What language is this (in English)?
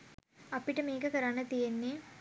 Sinhala